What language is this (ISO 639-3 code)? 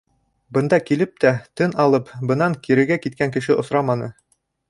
bak